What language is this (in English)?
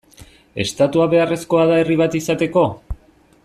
Basque